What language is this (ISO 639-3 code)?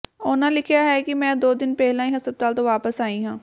pan